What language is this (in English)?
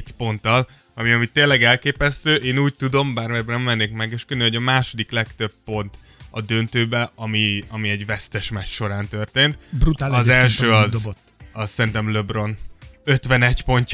Hungarian